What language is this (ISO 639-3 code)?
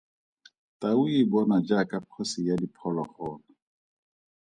tsn